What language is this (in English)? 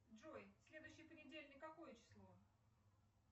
Russian